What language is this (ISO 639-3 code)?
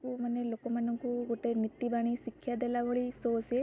ori